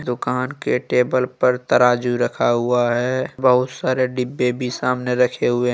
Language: Hindi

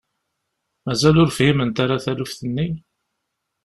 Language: Kabyle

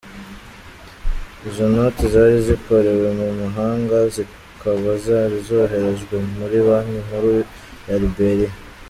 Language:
Kinyarwanda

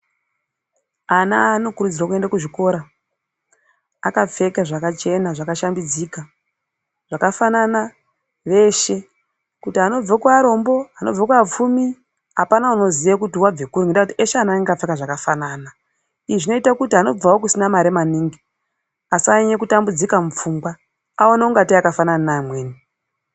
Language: Ndau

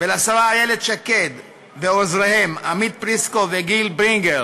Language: Hebrew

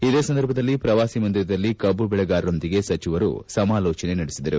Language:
Kannada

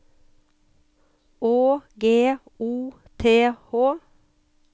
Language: Norwegian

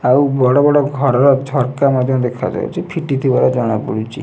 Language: Odia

